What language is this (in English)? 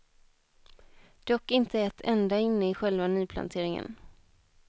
Swedish